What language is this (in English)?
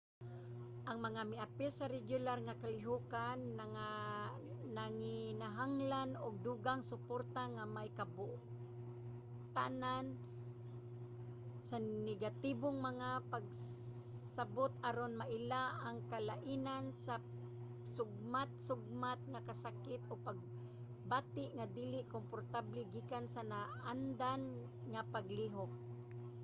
Cebuano